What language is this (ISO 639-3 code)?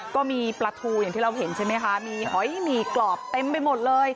tha